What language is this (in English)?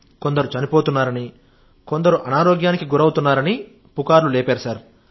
Telugu